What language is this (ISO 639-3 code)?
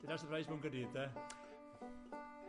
cym